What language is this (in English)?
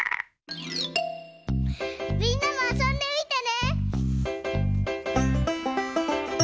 Japanese